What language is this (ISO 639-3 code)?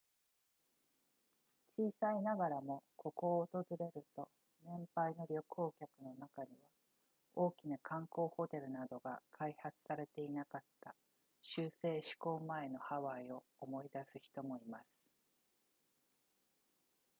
jpn